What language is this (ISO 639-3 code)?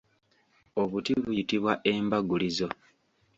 lug